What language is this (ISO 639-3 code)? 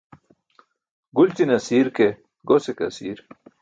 bsk